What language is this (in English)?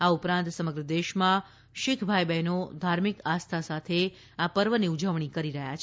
Gujarati